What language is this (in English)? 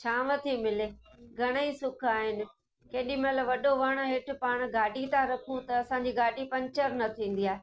Sindhi